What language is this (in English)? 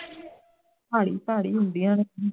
Punjabi